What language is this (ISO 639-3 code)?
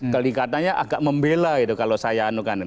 ind